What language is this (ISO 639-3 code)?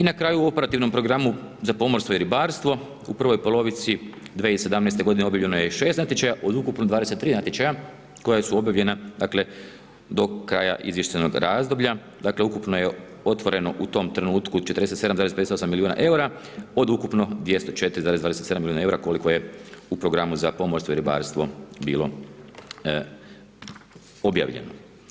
hrv